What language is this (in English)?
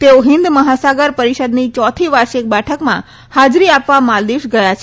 Gujarati